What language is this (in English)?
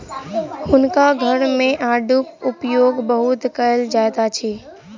Maithili